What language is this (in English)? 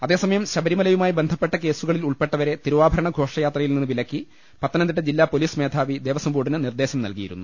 Malayalam